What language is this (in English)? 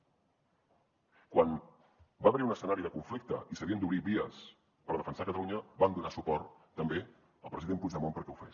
Catalan